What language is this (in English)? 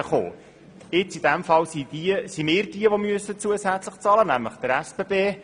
Swiss German